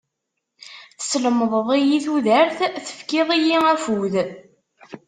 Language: Kabyle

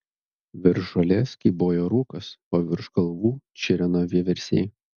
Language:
Lithuanian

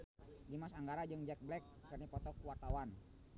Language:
Sundanese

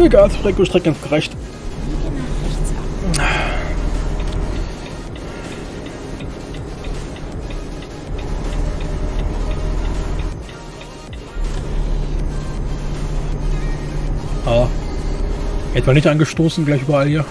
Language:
German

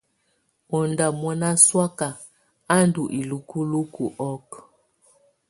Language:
Tunen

